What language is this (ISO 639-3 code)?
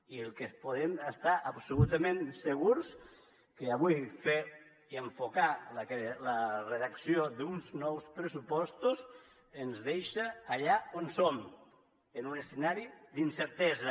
cat